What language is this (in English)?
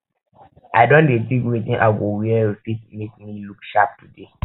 Nigerian Pidgin